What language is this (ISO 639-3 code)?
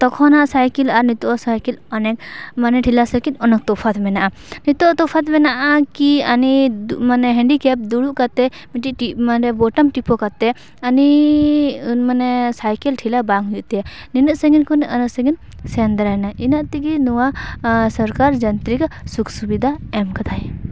sat